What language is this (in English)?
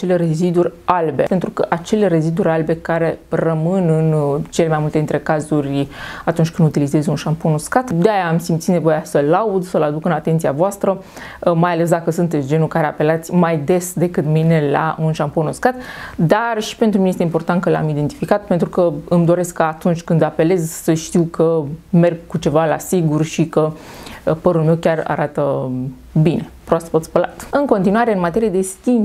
Romanian